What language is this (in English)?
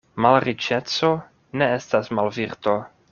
Esperanto